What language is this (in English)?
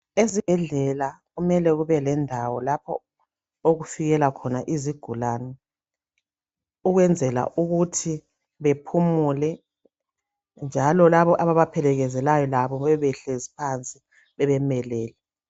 North Ndebele